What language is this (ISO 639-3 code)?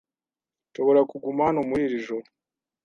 kin